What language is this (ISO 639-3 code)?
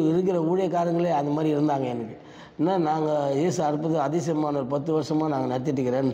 tam